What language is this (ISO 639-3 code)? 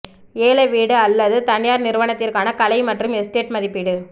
tam